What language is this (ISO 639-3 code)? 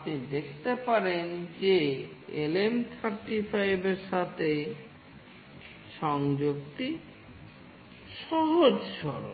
ben